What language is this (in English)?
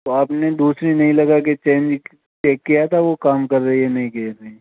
Hindi